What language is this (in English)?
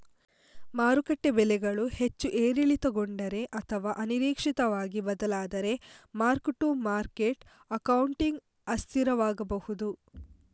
Kannada